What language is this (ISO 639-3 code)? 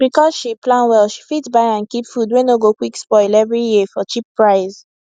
pcm